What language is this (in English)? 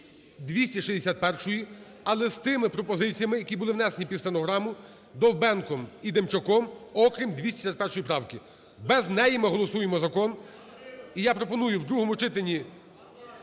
Ukrainian